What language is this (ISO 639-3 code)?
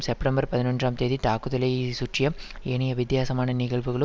tam